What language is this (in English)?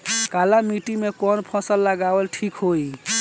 Bhojpuri